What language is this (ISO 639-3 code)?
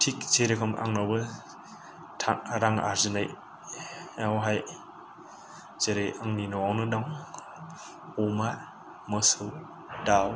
brx